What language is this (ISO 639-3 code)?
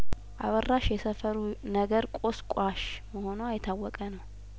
amh